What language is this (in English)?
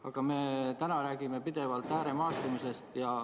Estonian